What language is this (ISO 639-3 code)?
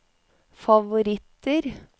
nor